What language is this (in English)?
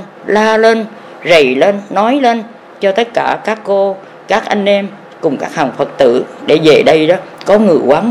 Vietnamese